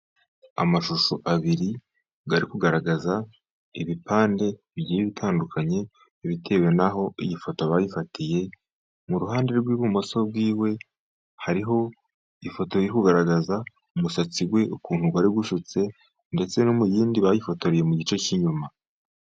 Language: Kinyarwanda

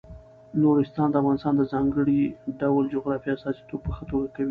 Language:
Pashto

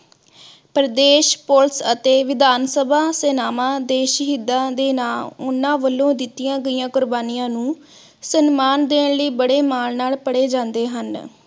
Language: Punjabi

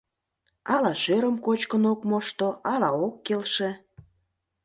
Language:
Mari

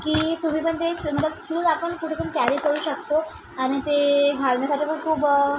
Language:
Marathi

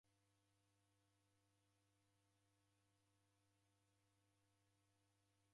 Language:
Taita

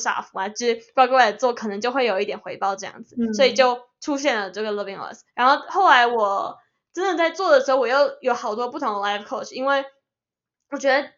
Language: Chinese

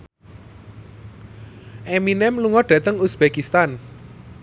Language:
Javanese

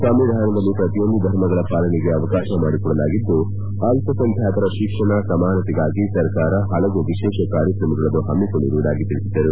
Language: Kannada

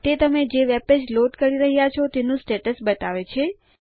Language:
Gujarati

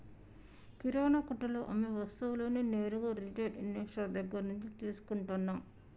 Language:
Telugu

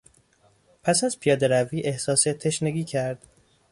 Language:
Persian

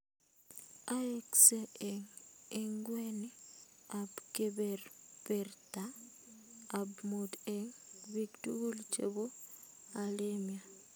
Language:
Kalenjin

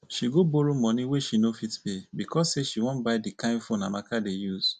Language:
Nigerian Pidgin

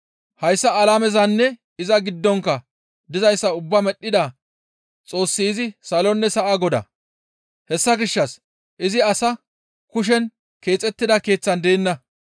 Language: Gamo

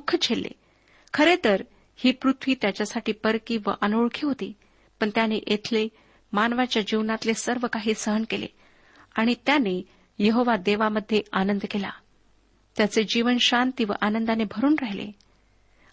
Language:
Marathi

